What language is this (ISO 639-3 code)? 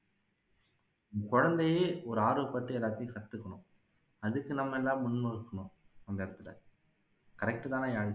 tam